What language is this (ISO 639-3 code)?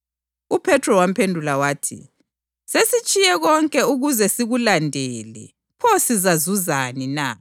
nde